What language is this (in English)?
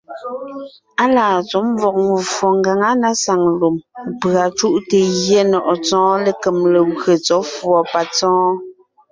Ngiemboon